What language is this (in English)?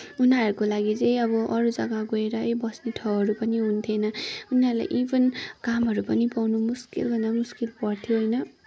Nepali